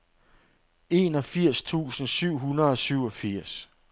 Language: Danish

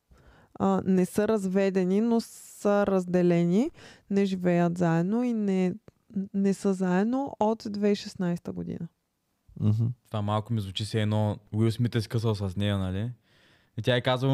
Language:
Bulgarian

